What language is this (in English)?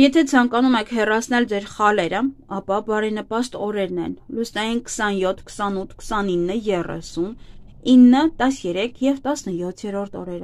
Turkish